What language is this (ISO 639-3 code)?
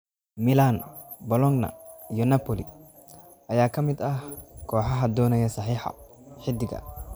som